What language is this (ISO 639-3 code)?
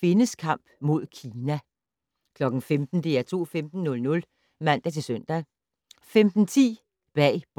dan